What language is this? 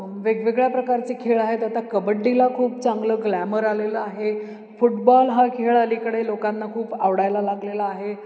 Marathi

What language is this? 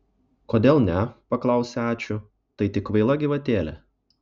Lithuanian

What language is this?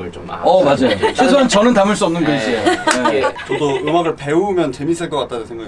Korean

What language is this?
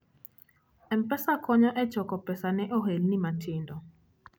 Luo (Kenya and Tanzania)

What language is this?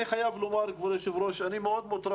Hebrew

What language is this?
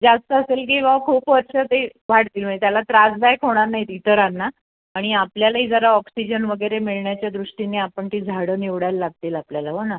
Marathi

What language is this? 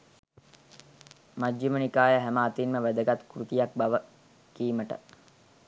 Sinhala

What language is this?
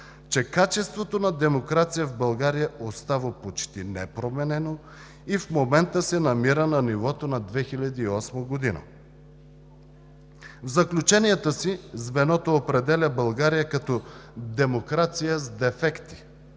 Bulgarian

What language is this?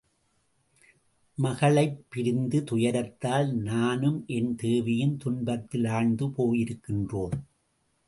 Tamil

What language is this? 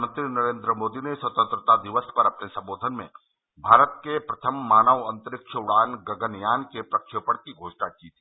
Hindi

